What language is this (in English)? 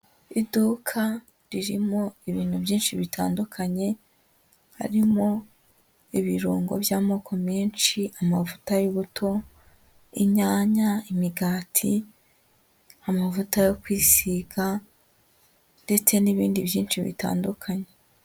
Kinyarwanda